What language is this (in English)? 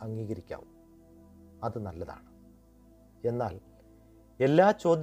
Malayalam